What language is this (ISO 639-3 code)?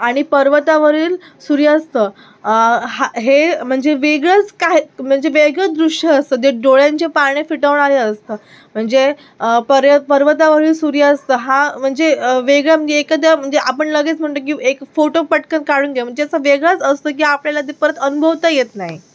mar